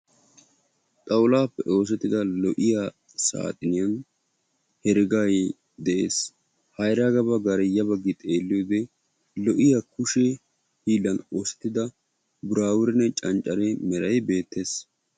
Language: Wolaytta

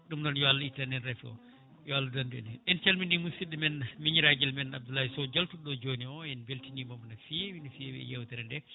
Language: Fula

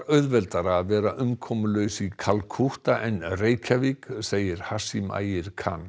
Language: Icelandic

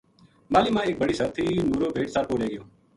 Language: Gujari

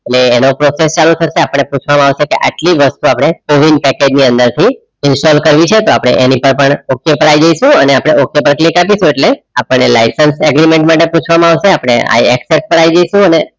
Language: Gujarati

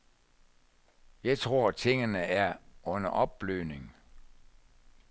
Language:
Danish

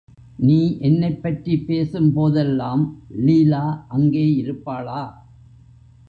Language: Tamil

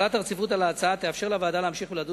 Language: Hebrew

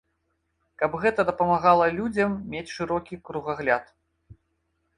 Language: Belarusian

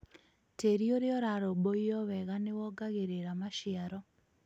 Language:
Kikuyu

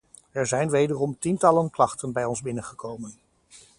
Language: Dutch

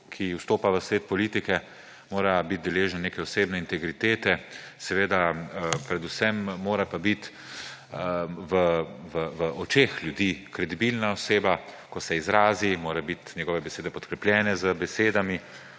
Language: Slovenian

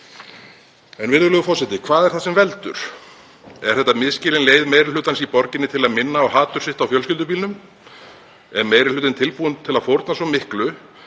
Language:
Icelandic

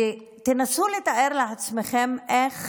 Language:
Hebrew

